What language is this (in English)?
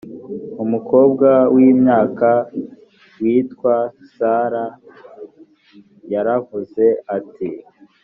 Kinyarwanda